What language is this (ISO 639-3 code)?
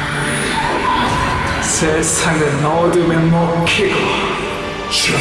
kor